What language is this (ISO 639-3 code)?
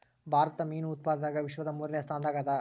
kan